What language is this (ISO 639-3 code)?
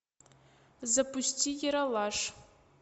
rus